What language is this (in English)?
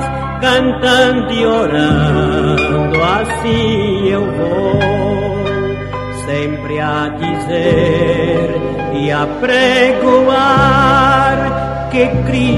Portuguese